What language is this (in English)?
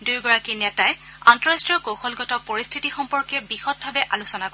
Assamese